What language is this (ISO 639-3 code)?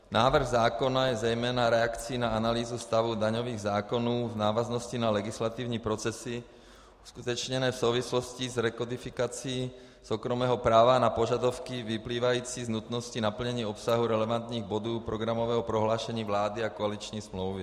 ces